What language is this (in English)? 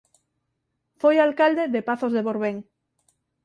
Galician